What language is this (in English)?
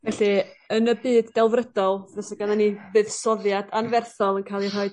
Welsh